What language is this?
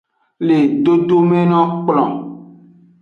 Aja (Benin)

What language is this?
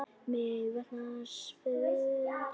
Icelandic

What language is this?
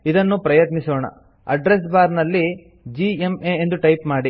Kannada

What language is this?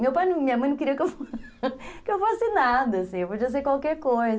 Portuguese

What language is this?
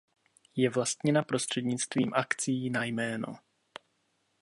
Czech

